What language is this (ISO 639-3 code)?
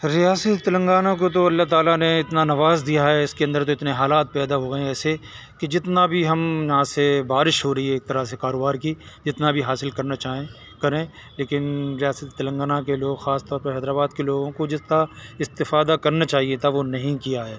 urd